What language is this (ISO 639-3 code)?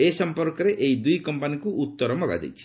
ori